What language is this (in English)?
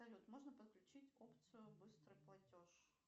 Russian